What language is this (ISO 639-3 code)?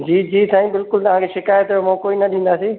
snd